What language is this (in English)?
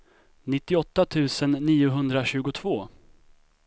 Swedish